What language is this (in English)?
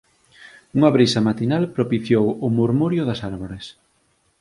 Galician